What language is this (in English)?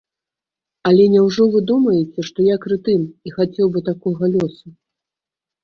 Belarusian